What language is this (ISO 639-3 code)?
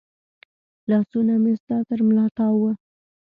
pus